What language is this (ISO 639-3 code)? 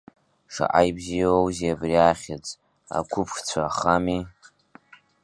abk